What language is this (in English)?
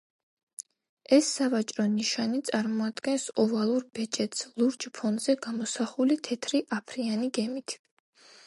Georgian